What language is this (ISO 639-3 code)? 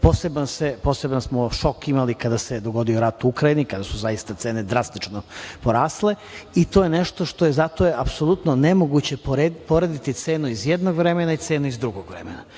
srp